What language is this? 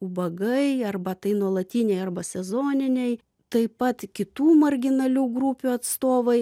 Lithuanian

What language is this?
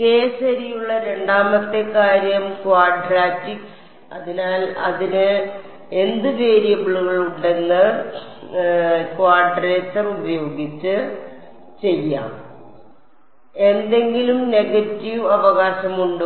Malayalam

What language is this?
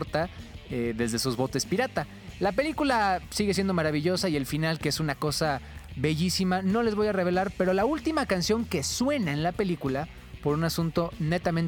Spanish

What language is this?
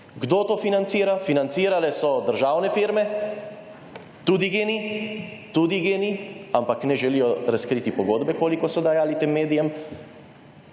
Slovenian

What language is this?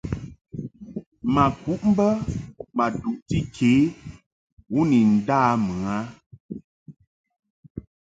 Mungaka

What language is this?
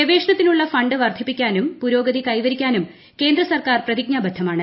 Malayalam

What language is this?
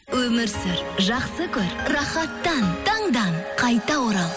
Kazakh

